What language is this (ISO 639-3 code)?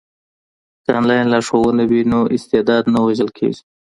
pus